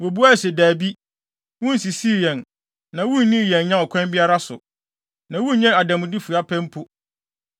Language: Akan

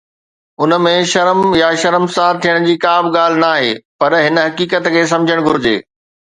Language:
Sindhi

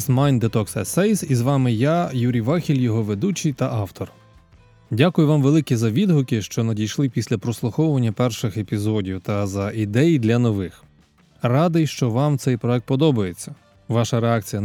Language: Ukrainian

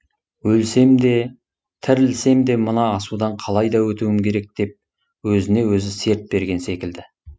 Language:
Kazakh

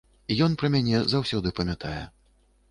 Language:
Belarusian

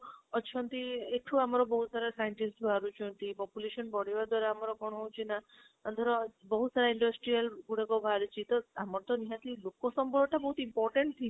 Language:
Odia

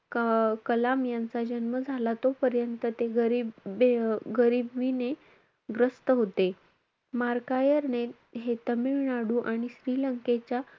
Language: Marathi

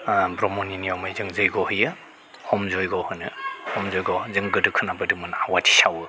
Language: Bodo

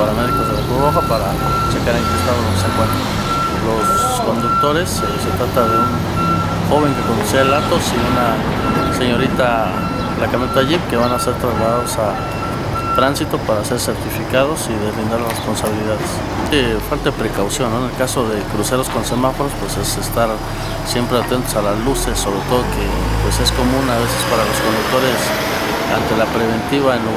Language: Spanish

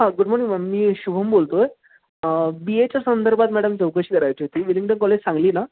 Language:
Marathi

